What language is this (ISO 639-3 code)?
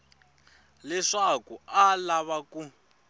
tso